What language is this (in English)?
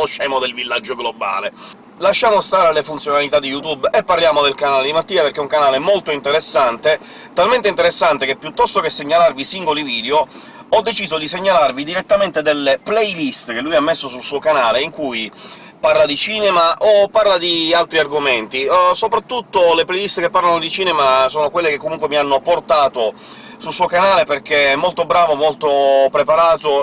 Italian